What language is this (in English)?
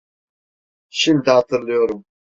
Turkish